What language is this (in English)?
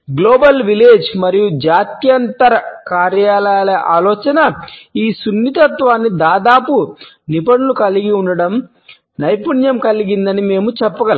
Telugu